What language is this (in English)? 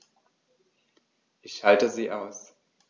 German